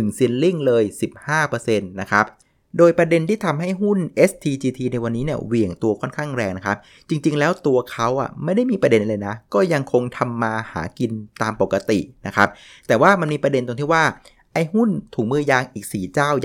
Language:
Thai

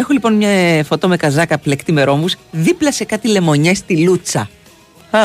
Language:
Greek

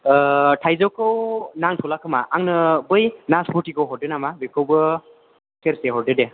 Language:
Bodo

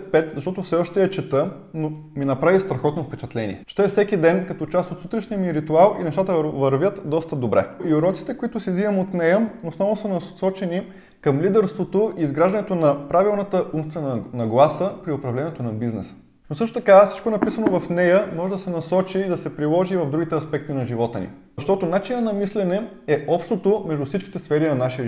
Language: Bulgarian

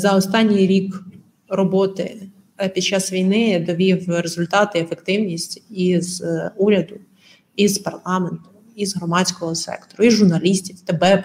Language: Ukrainian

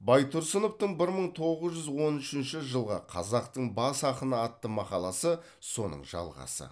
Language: Kazakh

